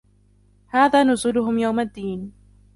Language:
Arabic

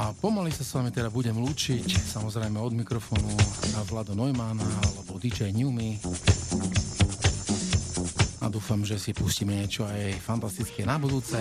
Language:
Slovak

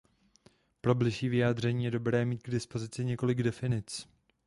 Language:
Czech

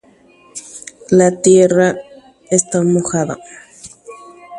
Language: Guarani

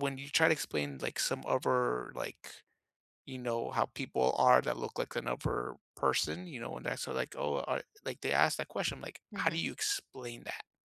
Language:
English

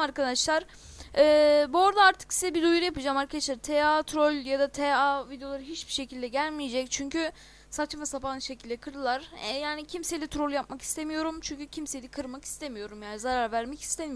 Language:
Turkish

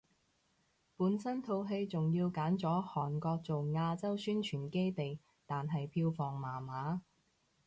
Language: Cantonese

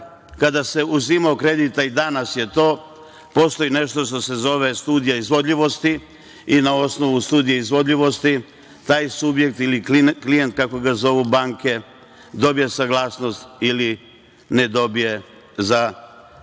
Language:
Serbian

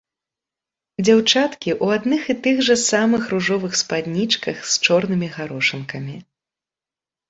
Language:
Belarusian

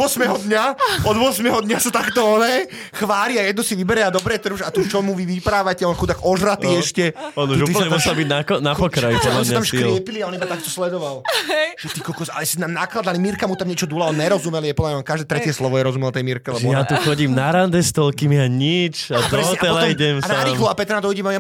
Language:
Slovak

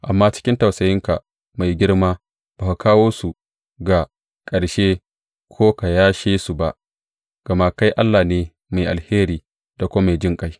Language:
Hausa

